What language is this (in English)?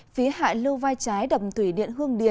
Vietnamese